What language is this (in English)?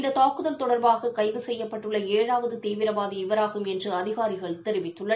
Tamil